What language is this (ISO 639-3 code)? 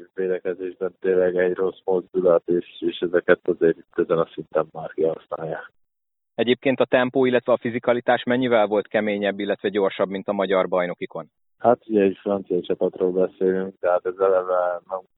hun